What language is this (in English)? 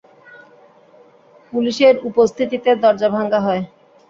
Bangla